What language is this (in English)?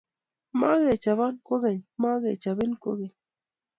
Kalenjin